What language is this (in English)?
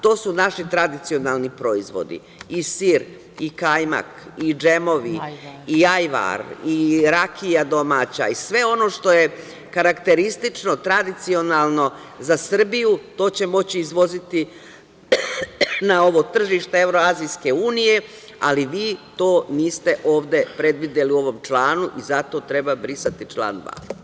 Serbian